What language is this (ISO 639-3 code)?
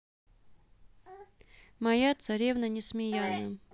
rus